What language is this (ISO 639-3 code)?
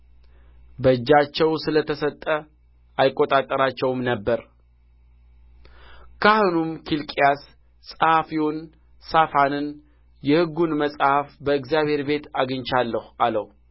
amh